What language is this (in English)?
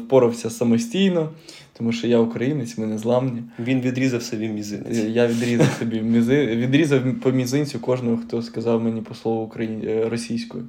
Ukrainian